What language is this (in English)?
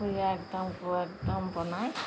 Assamese